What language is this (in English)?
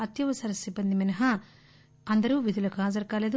Telugu